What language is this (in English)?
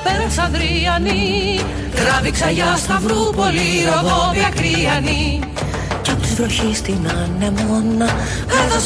Greek